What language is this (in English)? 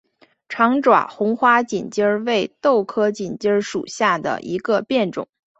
Chinese